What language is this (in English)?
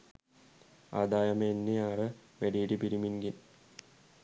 Sinhala